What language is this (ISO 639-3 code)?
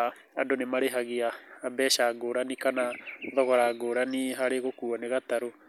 kik